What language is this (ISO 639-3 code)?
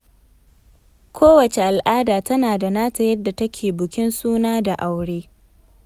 hau